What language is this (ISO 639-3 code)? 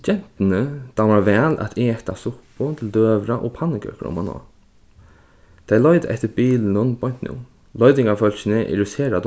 fao